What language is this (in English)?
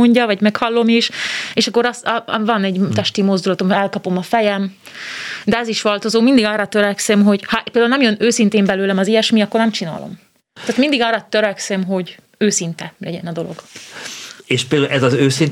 Hungarian